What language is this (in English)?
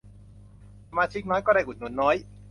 Thai